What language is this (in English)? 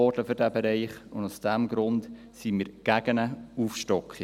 Swiss German